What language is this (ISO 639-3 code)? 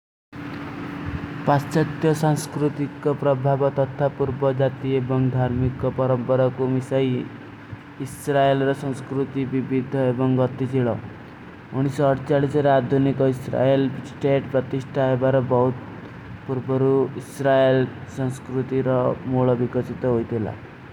uki